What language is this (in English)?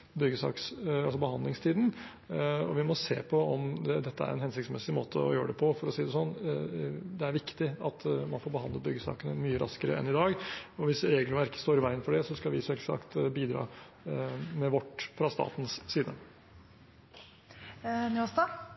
Norwegian